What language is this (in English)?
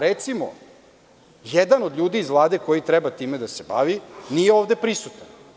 Serbian